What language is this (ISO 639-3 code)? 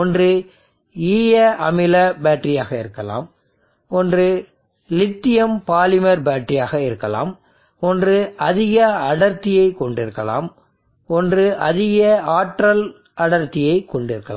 tam